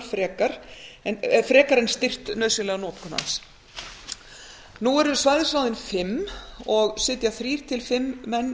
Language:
Icelandic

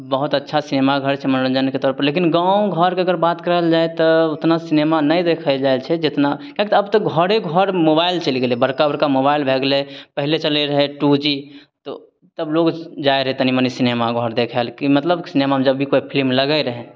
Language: Maithili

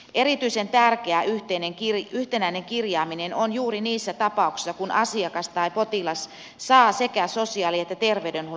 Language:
Finnish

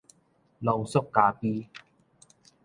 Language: Min Nan Chinese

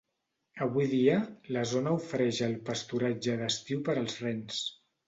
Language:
Catalan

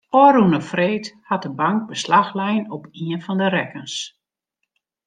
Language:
Western Frisian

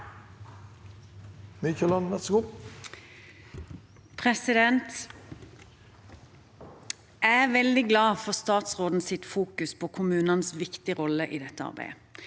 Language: Norwegian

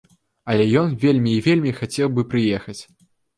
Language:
Belarusian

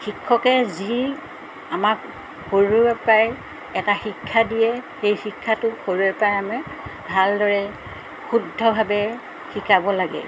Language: Assamese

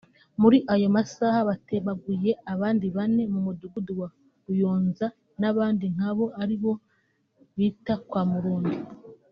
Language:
Kinyarwanda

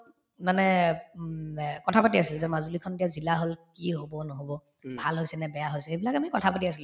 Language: Assamese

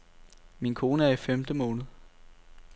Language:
Danish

